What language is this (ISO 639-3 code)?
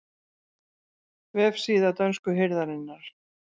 isl